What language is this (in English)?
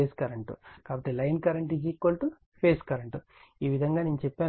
Telugu